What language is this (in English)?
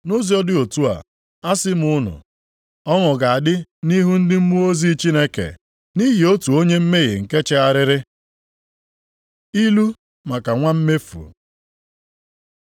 Igbo